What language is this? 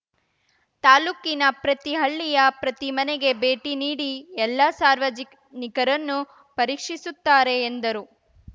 Kannada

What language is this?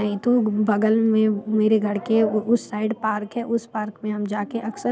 Hindi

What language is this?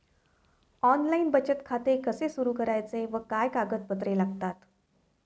Marathi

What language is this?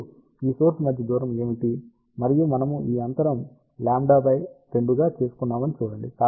Telugu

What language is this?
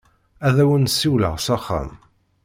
Kabyle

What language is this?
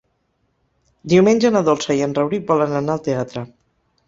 Catalan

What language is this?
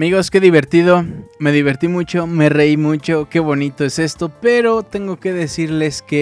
Spanish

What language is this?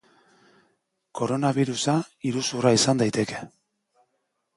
Basque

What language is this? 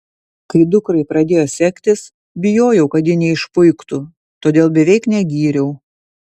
Lithuanian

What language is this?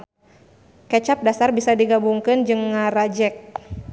Sundanese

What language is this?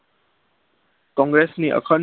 Gujarati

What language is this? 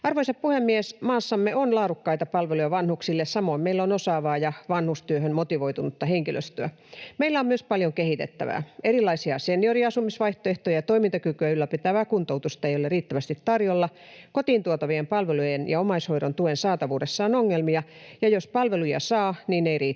Finnish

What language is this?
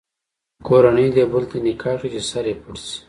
Pashto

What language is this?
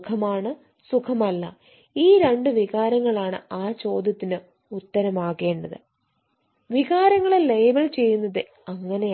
Malayalam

